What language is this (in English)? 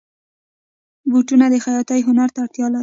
Pashto